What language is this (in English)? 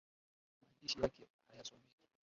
Swahili